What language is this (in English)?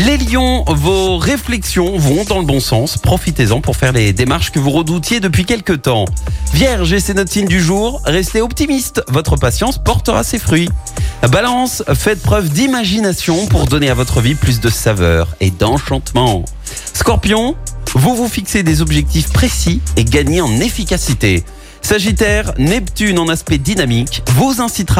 French